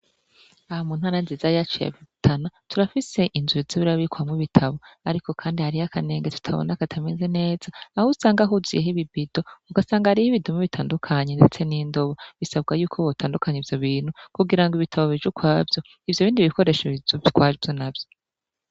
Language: Rundi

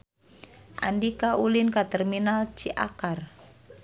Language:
Sundanese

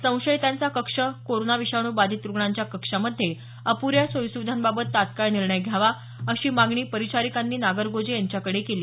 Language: Marathi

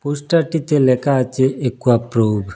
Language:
Bangla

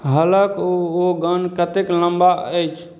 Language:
Maithili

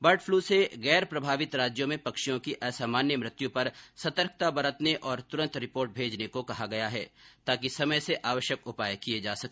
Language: Hindi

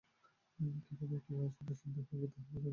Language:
Bangla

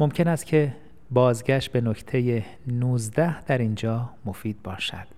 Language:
Persian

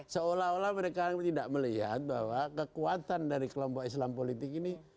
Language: Indonesian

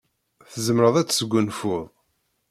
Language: Kabyle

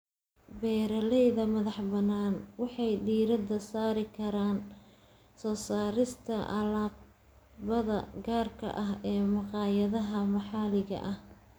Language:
Somali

